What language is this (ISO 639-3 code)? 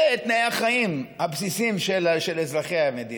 heb